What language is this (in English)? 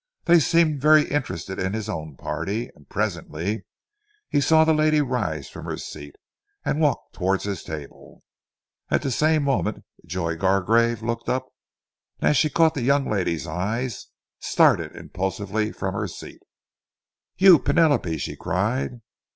English